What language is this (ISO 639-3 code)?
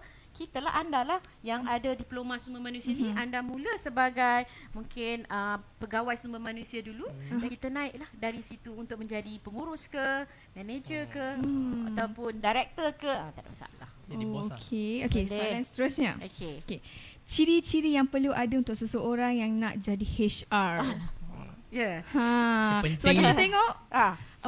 msa